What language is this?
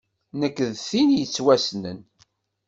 Kabyle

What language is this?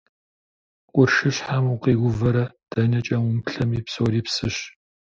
Kabardian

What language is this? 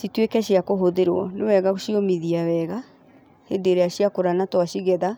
Kikuyu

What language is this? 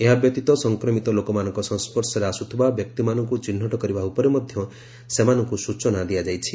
Odia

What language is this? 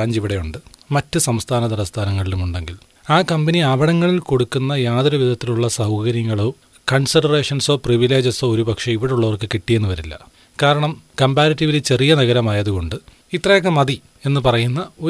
Malayalam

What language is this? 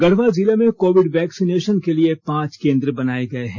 Hindi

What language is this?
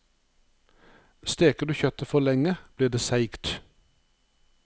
Norwegian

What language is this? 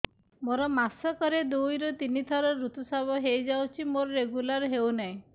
Odia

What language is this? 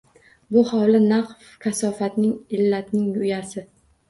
Uzbek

